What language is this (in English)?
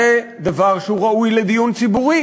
Hebrew